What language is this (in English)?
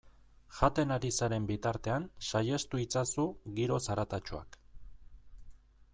Basque